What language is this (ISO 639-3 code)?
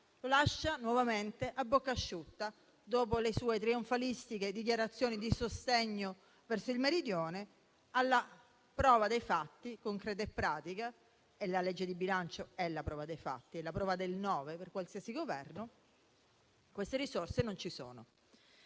ita